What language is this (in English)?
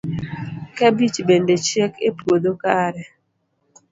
Luo (Kenya and Tanzania)